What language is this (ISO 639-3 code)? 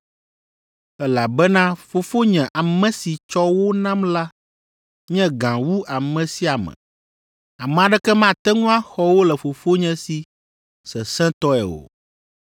ewe